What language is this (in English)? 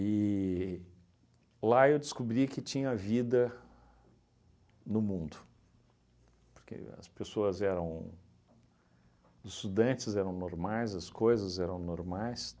Portuguese